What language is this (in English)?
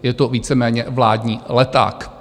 Czech